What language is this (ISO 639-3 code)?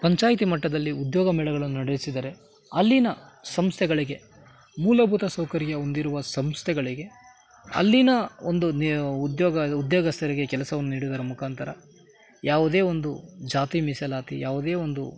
kan